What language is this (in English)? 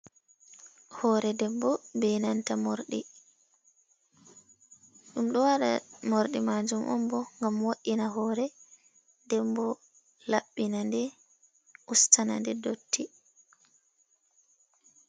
Fula